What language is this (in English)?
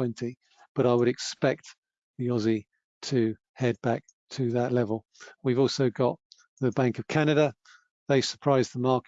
English